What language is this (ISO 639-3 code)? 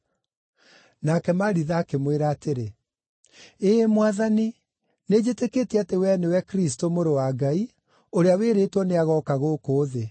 kik